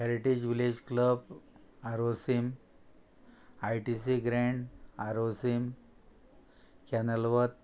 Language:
Konkani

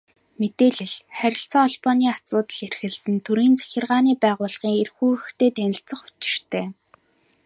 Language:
Mongolian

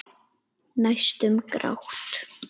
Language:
Icelandic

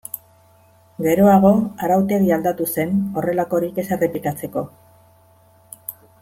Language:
Basque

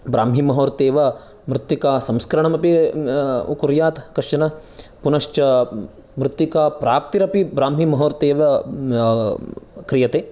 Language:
Sanskrit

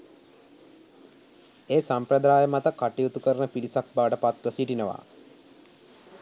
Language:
Sinhala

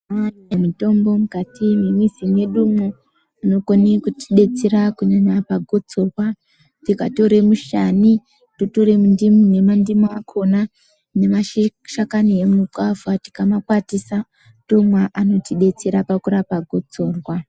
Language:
Ndau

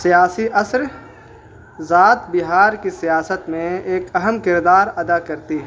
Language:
Urdu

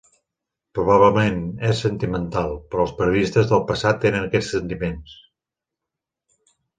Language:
Catalan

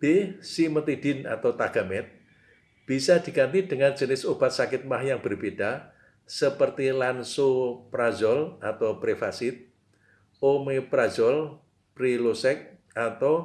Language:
Indonesian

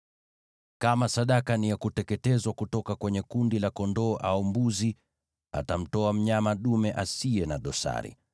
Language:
Swahili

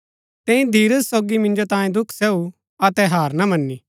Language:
Gaddi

